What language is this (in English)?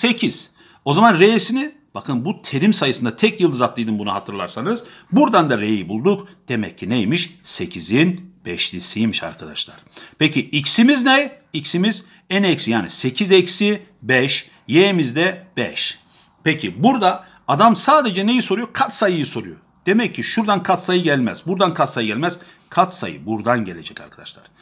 Turkish